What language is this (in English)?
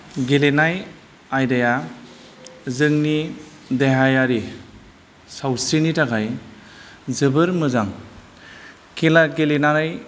Bodo